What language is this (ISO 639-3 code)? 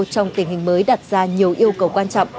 vie